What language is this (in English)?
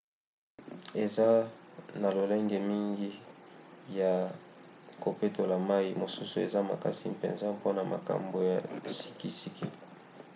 Lingala